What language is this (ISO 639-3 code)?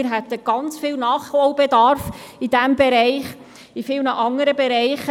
gsw